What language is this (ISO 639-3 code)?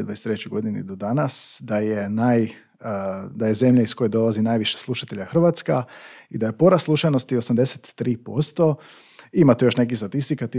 hrv